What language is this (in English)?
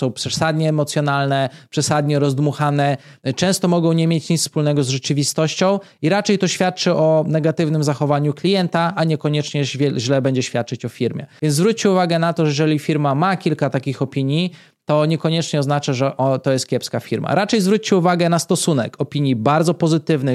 Polish